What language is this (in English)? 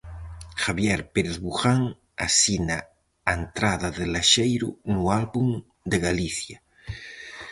Galician